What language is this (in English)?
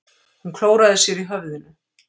Icelandic